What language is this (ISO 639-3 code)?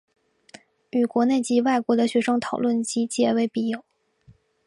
zho